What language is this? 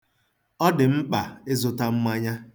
Igbo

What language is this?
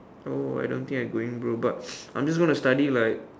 English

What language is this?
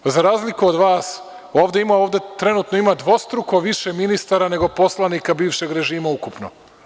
Serbian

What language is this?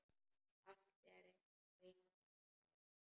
Icelandic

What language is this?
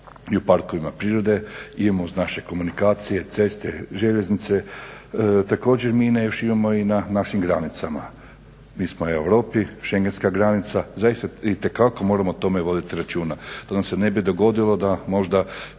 Croatian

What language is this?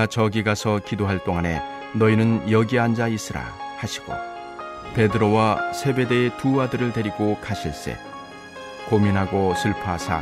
Korean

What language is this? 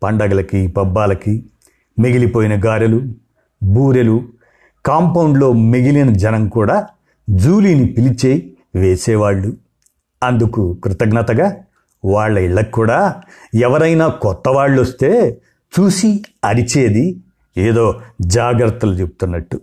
Telugu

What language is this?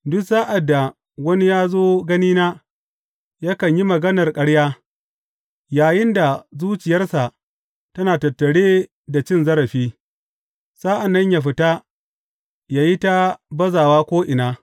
Hausa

